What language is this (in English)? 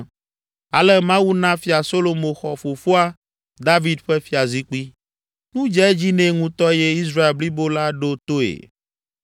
Ewe